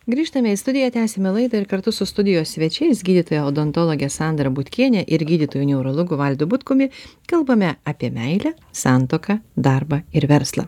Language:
Lithuanian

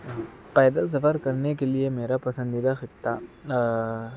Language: Urdu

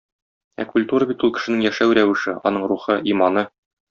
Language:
Tatar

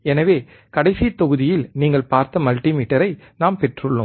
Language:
Tamil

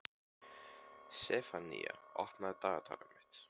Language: Icelandic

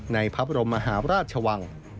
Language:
Thai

